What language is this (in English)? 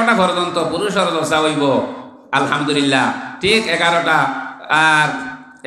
Indonesian